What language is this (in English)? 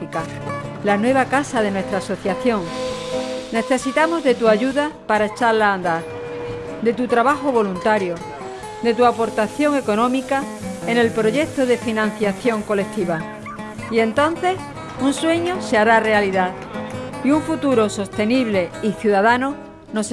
Spanish